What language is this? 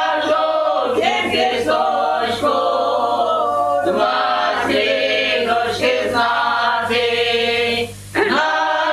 Ukrainian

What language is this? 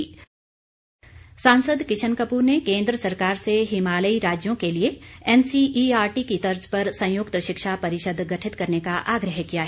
Hindi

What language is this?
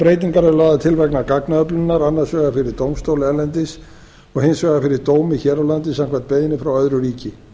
Icelandic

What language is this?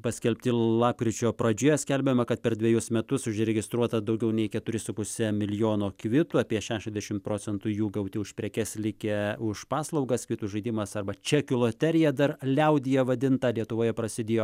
Lithuanian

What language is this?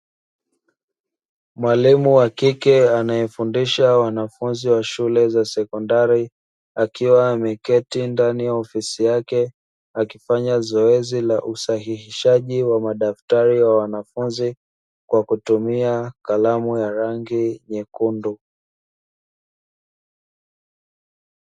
Swahili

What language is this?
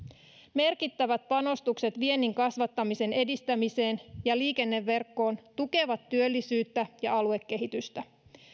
Finnish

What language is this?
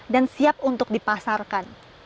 Indonesian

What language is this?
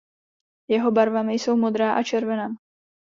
Czech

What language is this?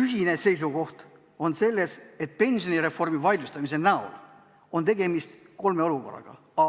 Estonian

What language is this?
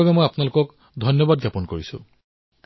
Assamese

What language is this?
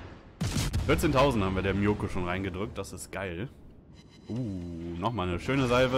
German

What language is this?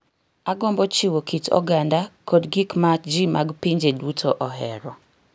Luo (Kenya and Tanzania)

